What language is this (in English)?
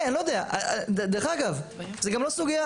Hebrew